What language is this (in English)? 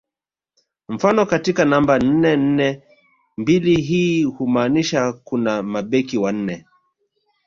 Swahili